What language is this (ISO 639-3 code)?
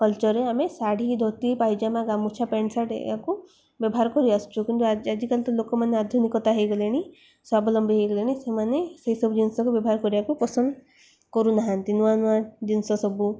ori